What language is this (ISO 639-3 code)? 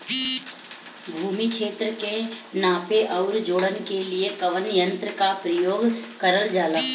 bho